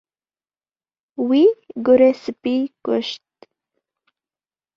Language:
Kurdish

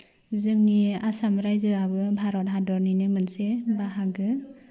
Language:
Bodo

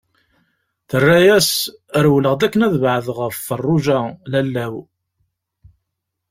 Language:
Kabyle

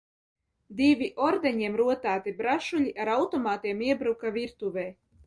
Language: Latvian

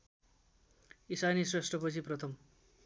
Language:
Nepali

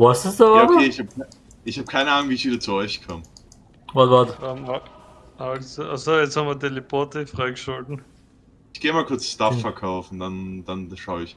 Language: German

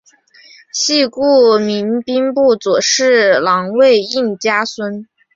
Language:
Chinese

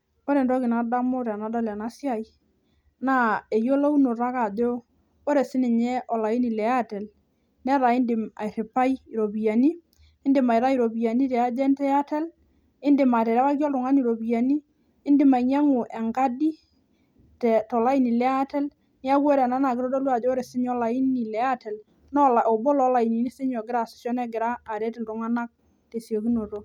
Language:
Masai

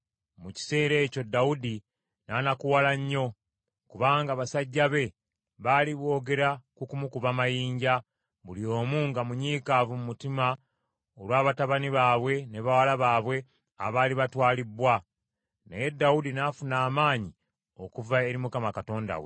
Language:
Ganda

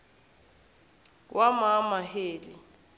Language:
Zulu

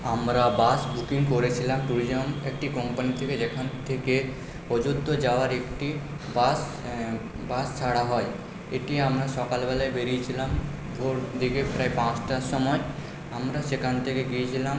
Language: Bangla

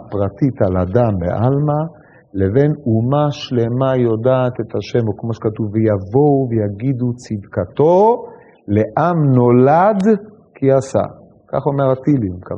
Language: Hebrew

